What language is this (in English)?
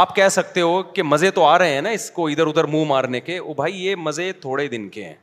Urdu